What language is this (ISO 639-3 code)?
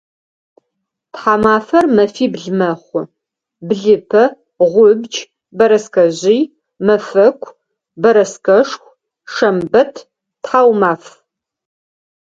ady